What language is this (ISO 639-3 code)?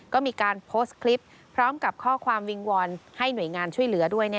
tha